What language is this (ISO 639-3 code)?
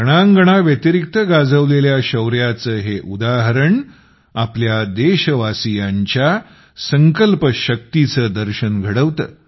mar